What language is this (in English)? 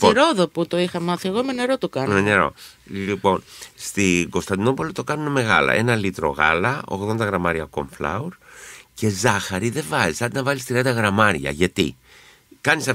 Greek